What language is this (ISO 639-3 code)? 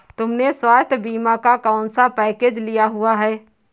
hin